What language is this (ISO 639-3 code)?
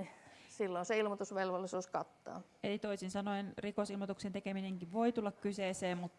fin